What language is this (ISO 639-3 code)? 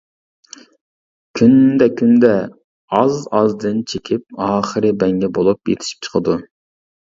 uig